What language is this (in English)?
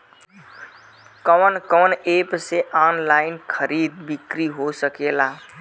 Bhojpuri